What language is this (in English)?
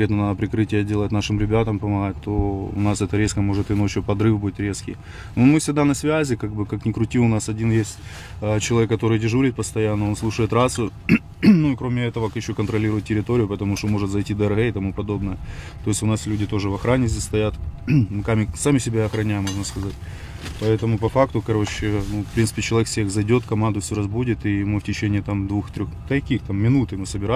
Russian